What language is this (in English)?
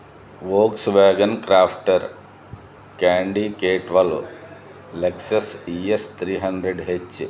Telugu